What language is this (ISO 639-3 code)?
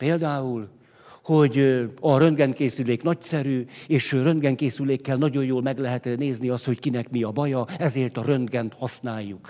hun